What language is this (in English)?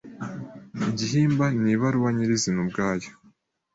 Kinyarwanda